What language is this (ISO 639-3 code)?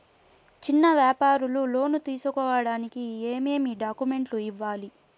tel